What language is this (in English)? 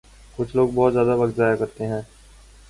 Urdu